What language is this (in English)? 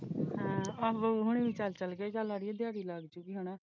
Punjabi